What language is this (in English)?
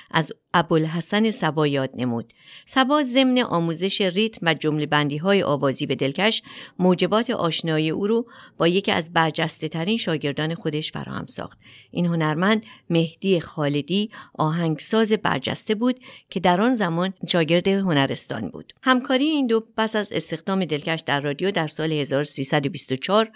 Persian